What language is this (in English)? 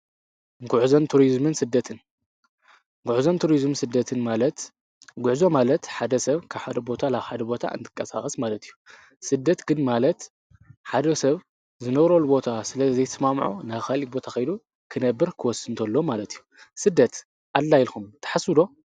Tigrinya